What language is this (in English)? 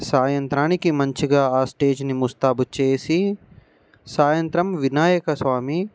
Telugu